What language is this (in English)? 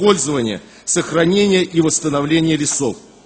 Russian